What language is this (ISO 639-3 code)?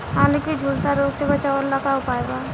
bho